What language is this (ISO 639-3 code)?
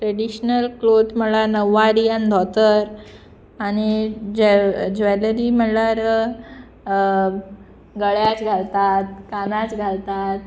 kok